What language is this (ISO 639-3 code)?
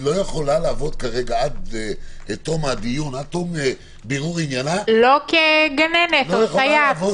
heb